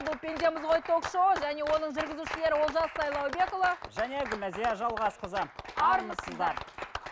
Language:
Kazakh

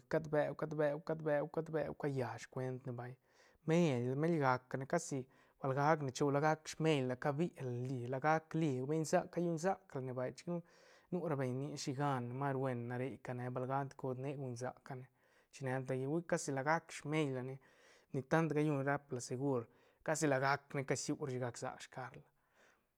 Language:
Santa Catarina Albarradas Zapotec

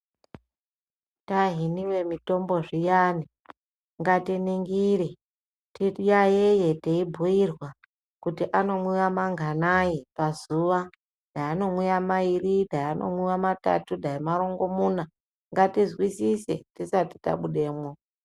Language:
Ndau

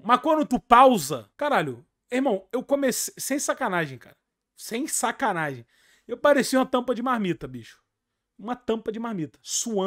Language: Portuguese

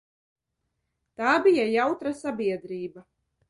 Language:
Latvian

